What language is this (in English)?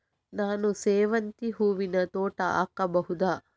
Kannada